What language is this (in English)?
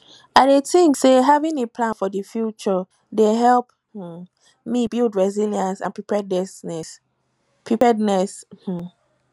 Nigerian Pidgin